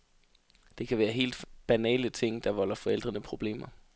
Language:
Danish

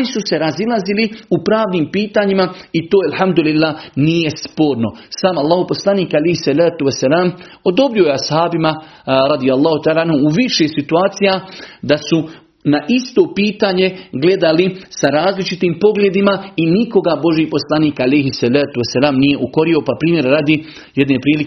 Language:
Croatian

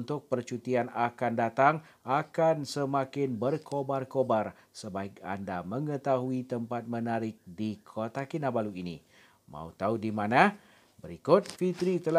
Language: Malay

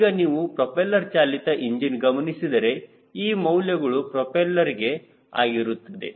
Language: Kannada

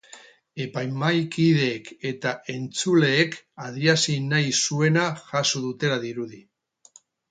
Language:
Basque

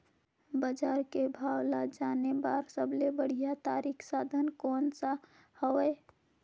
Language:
Chhattisgarhi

